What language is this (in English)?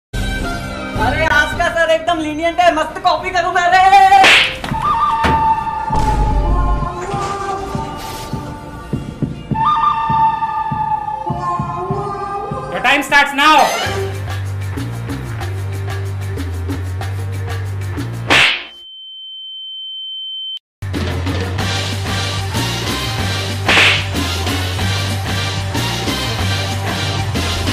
Hindi